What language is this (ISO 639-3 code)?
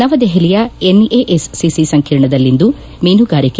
kan